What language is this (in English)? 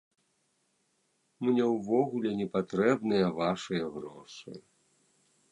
Belarusian